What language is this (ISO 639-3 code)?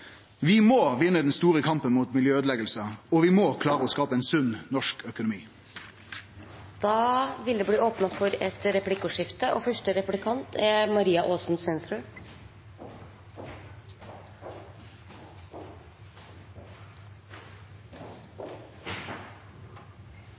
nor